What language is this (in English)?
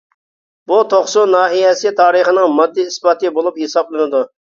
Uyghur